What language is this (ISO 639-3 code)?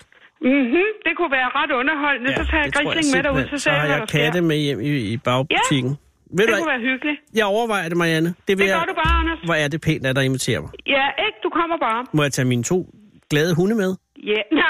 dan